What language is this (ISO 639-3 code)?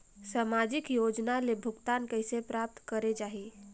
hne